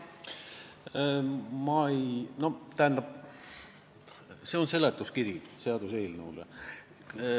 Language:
Estonian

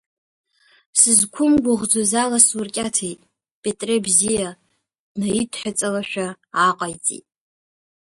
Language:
Abkhazian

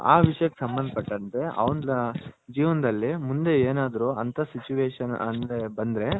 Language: Kannada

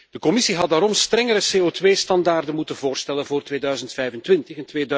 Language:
Dutch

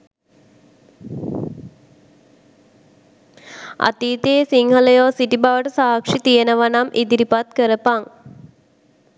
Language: Sinhala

